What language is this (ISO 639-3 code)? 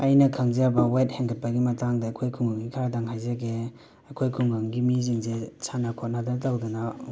mni